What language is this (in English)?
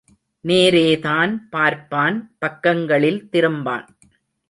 Tamil